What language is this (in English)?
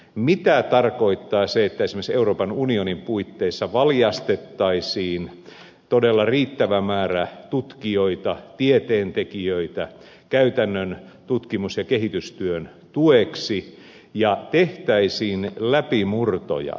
Finnish